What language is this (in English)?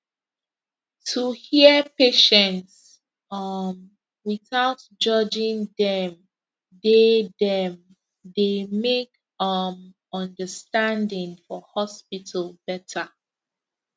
Nigerian Pidgin